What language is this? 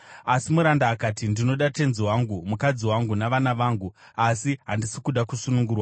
Shona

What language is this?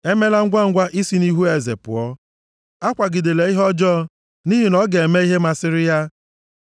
Igbo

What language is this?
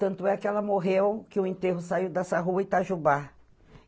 Portuguese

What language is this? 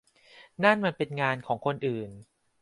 Thai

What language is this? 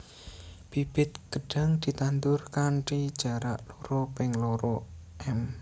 Javanese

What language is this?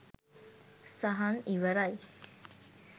Sinhala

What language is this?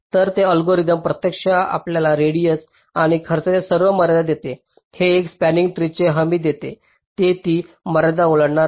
Marathi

